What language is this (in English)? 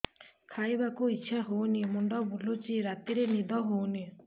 Odia